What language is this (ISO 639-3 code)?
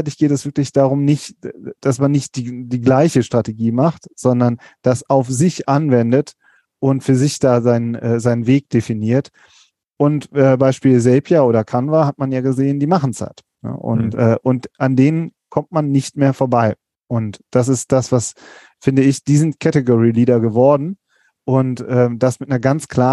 deu